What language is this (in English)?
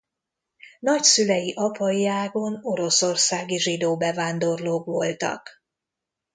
Hungarian